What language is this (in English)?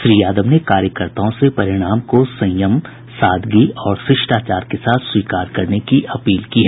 Hindi